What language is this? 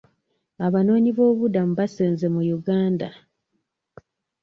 Ganda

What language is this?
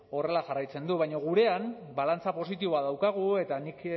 Basque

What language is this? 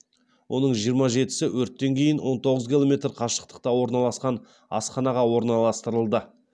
Kazakh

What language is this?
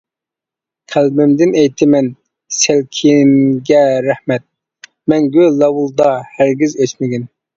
Uyghur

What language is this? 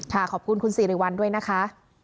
Thai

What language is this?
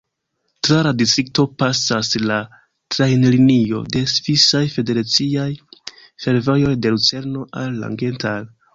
Esperanto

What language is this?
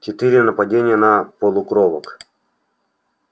Russian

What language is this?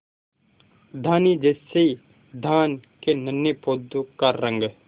Hindi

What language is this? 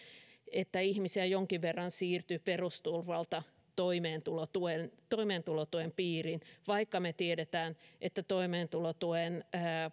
Finnish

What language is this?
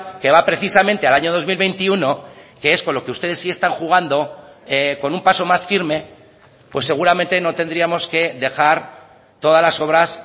Spanish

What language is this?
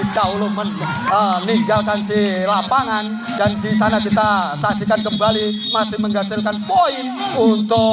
Indonesian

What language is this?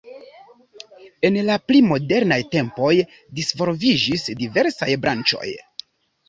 Esperanto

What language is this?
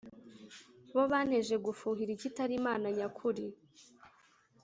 Kinyarwanda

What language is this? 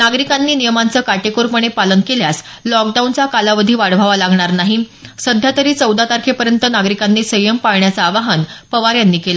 Marathi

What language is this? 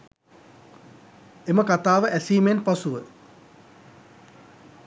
Sinhala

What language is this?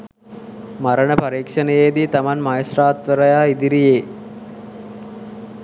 Sinhala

